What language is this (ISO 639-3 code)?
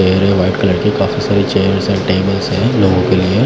hin